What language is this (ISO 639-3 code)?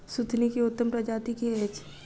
mai